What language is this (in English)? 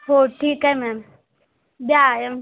Marathi